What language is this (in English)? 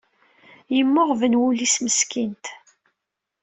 Kabyle